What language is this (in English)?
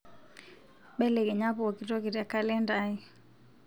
Masai